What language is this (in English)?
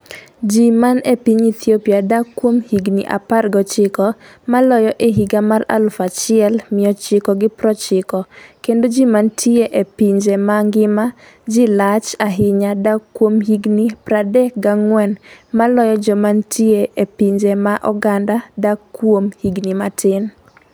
Luo (Kenya and Tanzania)